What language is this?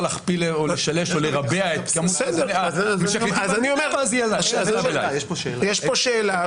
Hebrew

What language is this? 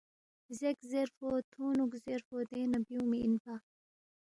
Balti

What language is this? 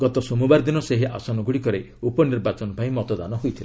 Odia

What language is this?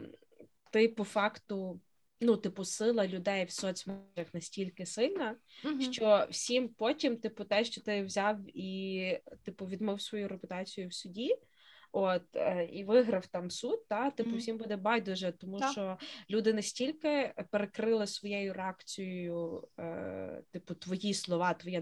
Ukrainian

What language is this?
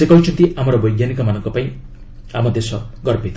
Odia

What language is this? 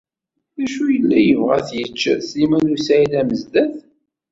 Kabyle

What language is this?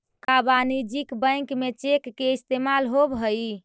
Magahi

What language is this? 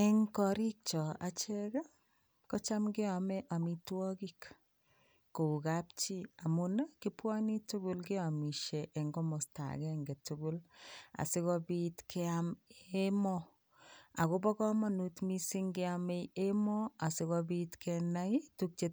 Kalenjin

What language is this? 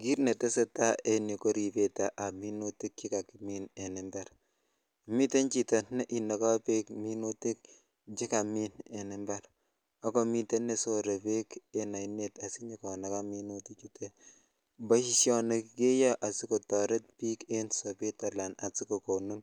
Kalenjin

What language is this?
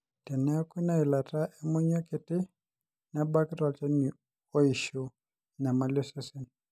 Masai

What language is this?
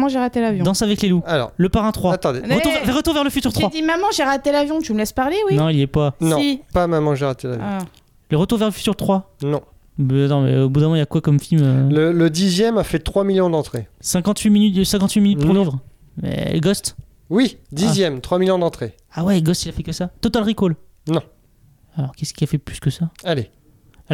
French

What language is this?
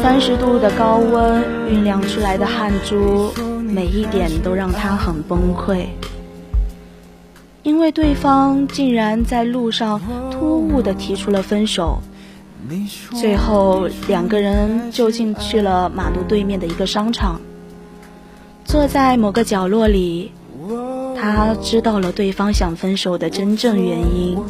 Chinese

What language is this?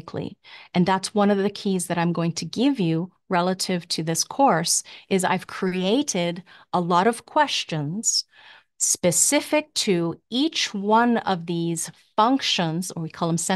English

